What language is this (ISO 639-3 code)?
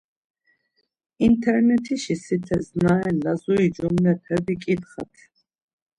lzz